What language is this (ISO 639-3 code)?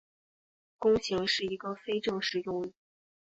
zho